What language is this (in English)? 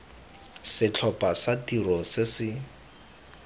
Tswana